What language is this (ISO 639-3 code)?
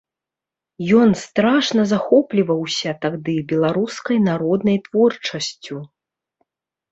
bel